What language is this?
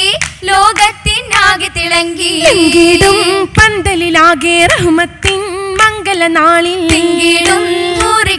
Malayalam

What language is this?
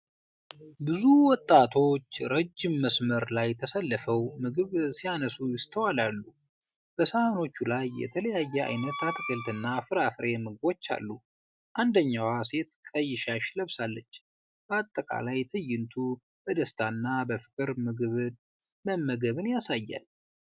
Amharic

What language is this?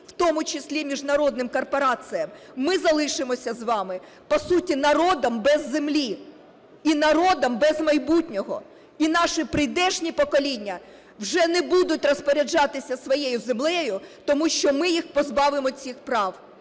Ukrainian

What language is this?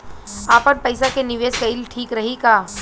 Bhojpuri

